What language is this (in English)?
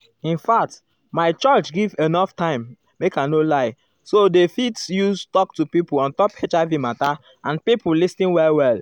Nigerian Pidgin